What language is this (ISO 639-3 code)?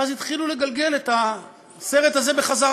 heb